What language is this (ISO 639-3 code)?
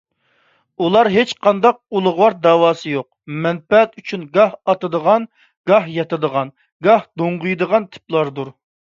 uig